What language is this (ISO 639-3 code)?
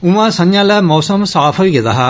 doi